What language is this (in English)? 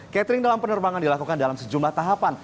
Indonesian